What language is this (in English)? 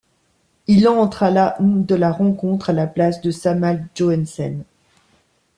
French